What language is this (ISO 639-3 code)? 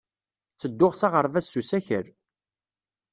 kab